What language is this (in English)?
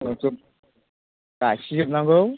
Bodo